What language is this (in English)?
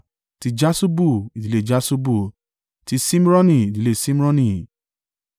Yoruba